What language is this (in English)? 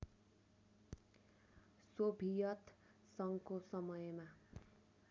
Nepali